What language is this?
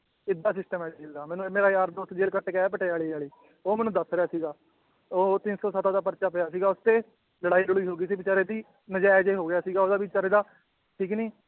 Punjabi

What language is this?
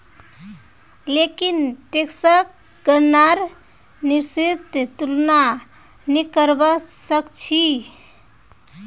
Magahi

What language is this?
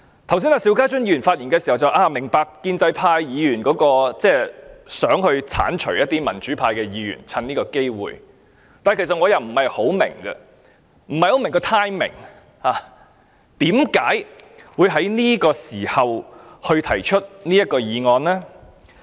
Cantonese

